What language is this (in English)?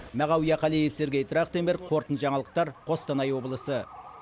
Kazakh